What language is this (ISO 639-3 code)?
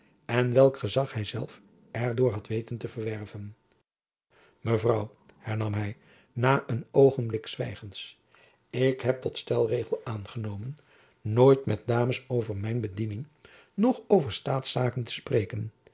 nld